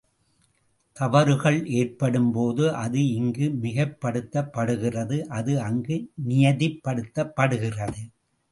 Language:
Tamil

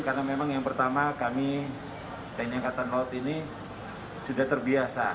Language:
Indonesian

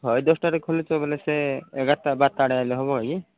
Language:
Odia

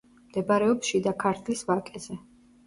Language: Georgian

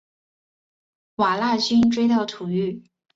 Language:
Chinese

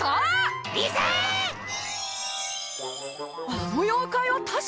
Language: Japanese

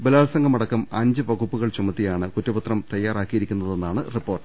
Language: Malayalam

